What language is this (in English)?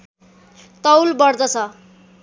Nepali